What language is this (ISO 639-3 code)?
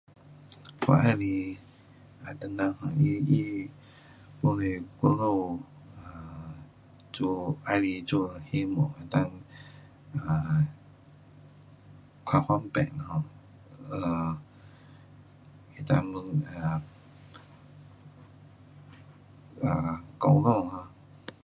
cpx